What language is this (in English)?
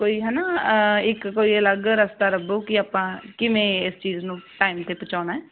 Punjabi